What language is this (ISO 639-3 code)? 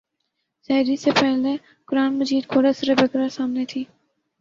urd